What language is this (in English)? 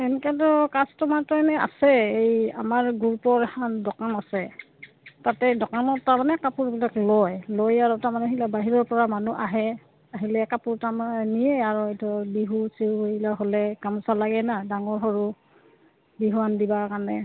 Assamese